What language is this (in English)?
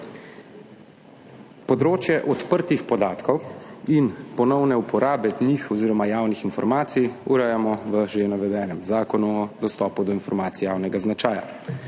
Slovenian